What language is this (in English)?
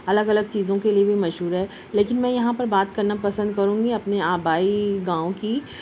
Urdu